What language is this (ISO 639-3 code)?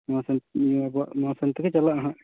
sat